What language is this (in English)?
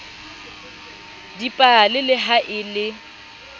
Southern Sotho